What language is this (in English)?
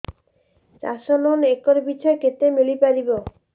Odia